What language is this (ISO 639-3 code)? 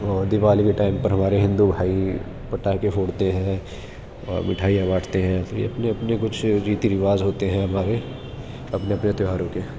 urd